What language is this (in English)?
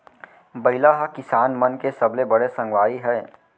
Chhattisgarhi